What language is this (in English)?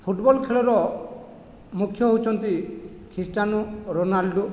Odia